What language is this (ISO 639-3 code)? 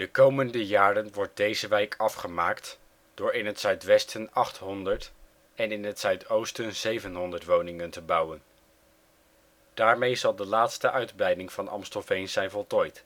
nld